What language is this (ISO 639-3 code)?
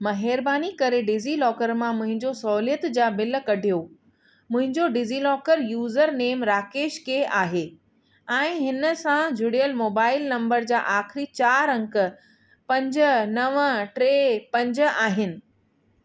snd